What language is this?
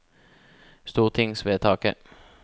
Norwegian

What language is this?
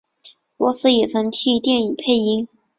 Chinese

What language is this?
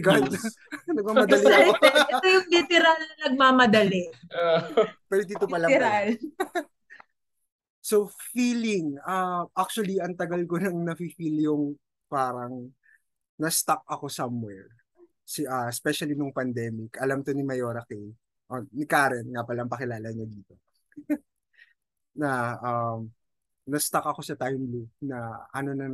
Filipino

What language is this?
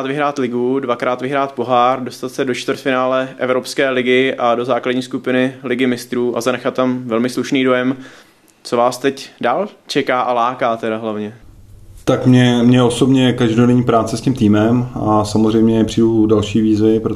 Czech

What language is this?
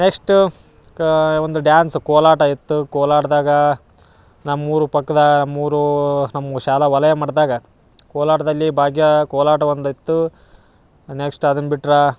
Kannada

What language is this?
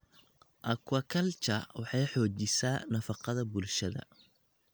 Somali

